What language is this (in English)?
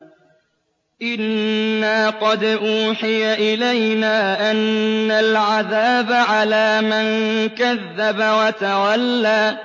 Arabic